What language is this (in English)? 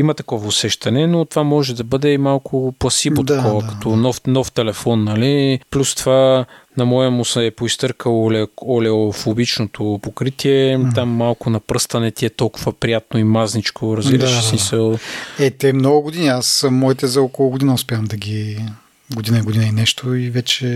Bulgarian